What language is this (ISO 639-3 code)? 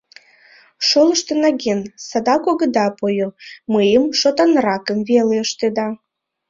chm